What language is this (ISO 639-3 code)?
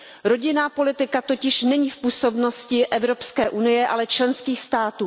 ces